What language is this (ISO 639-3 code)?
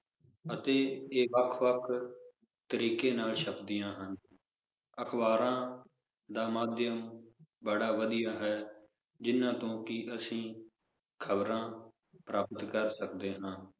pan